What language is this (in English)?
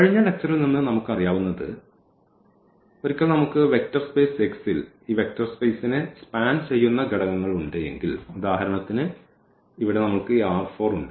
Malayalam